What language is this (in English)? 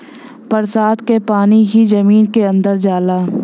Bhojpuri